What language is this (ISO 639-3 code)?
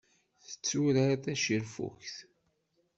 kab